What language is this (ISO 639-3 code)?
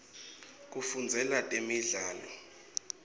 ssw